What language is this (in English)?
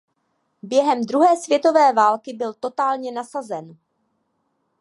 Czech